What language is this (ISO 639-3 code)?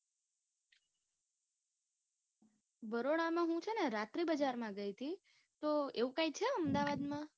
guj